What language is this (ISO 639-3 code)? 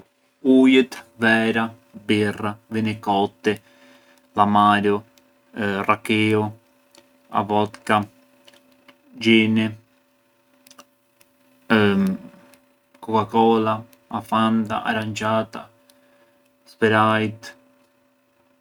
aae